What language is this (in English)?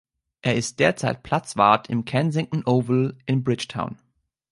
German